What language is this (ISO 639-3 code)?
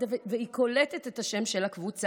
heb